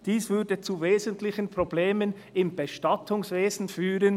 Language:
Swiss German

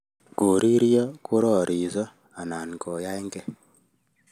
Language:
Kalenjin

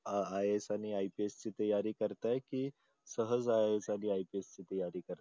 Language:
Marathi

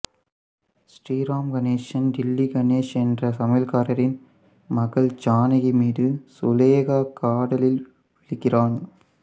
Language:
Tamil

